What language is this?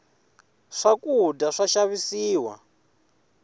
Tsonga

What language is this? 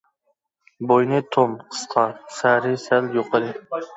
Uyghur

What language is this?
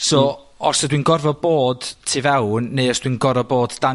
Welsh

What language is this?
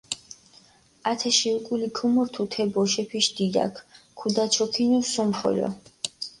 Mingrelian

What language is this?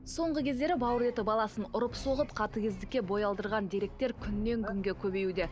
Kazakh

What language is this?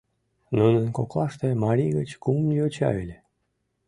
Mari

